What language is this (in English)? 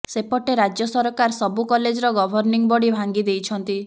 Odia